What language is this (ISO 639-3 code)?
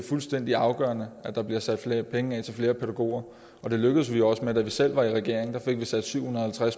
dan